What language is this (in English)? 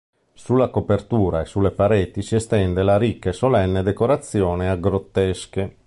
Italian